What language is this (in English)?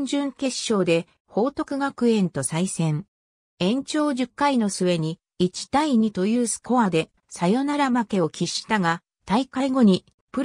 Japanese